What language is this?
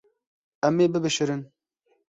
Kurdish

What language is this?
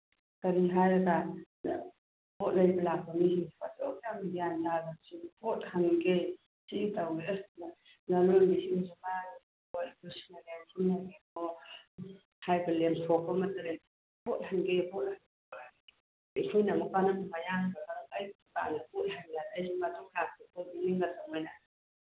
Manipuri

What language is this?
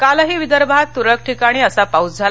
Marathi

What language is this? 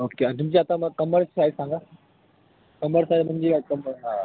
Marathi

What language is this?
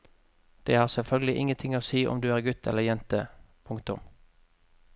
Norwegian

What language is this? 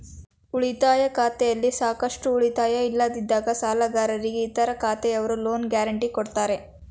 Kannada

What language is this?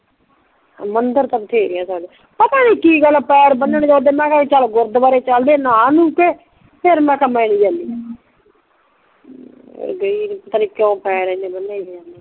Punjabi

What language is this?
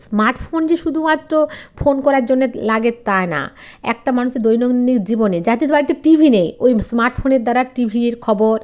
Bangla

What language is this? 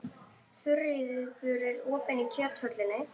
Icelandic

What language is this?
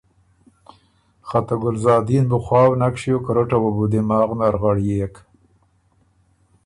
Ormuri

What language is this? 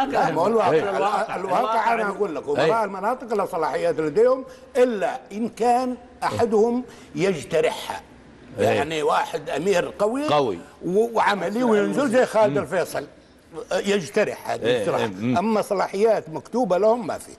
Arabic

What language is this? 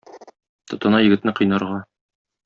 Tatar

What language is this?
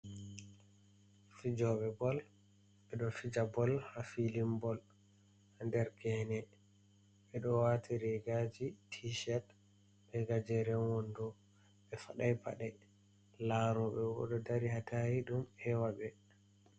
Fula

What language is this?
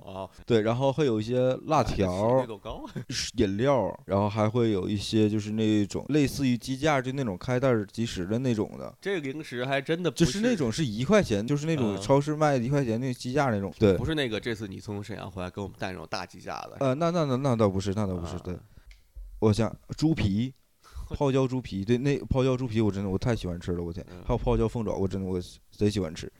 Chinese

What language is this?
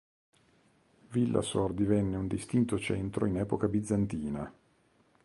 Italian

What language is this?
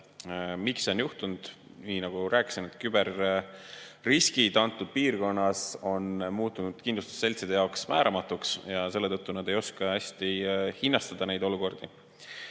Estonian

